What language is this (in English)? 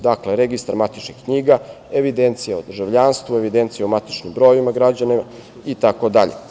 Serbian